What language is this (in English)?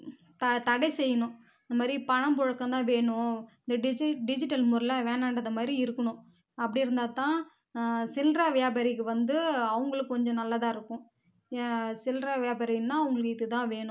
Tamil